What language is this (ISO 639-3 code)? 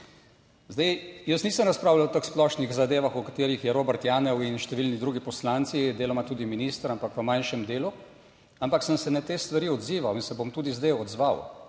slv